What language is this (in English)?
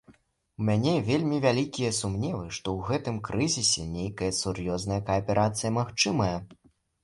Belarusian